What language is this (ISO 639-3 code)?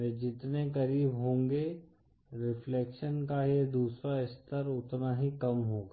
hin